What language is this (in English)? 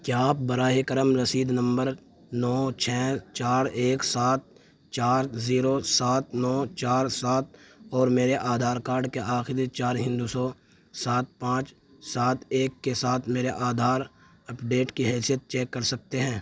Urdu